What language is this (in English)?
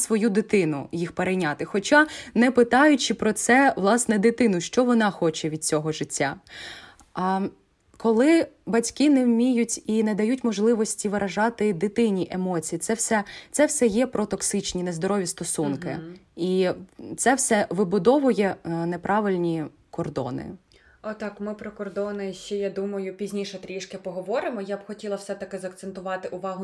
Ukrainian